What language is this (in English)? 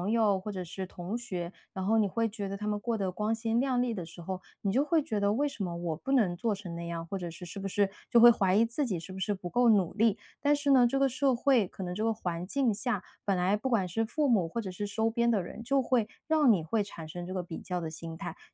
Chinese